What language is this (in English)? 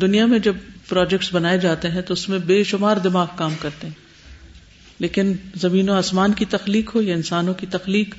Urdu